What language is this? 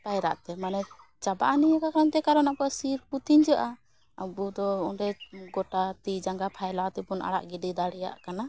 Santali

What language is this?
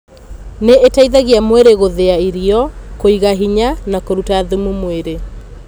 Kikuyu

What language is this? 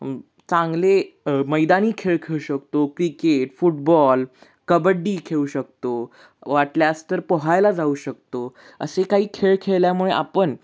Marathi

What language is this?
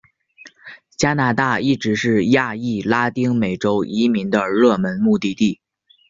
Chinese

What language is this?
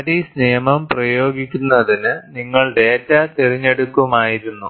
Malayalam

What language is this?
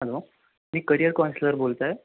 Marathi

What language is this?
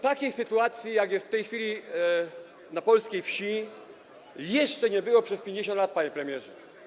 Polish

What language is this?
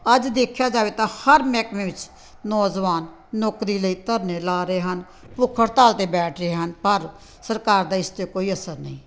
Punjabi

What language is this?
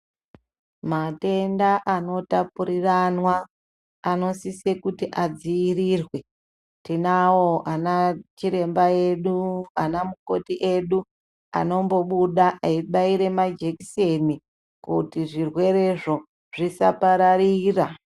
Ndau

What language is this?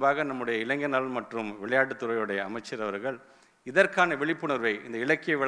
Tamil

